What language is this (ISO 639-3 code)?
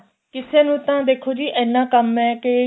pan